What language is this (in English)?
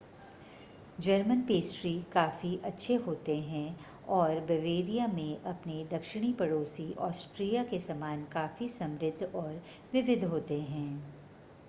Hindi